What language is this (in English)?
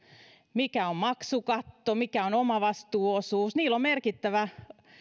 Finnish